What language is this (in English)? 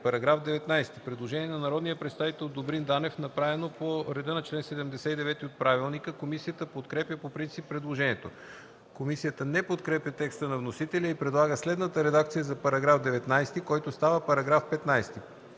Bulgarian